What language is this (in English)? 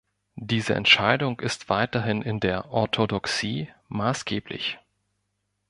German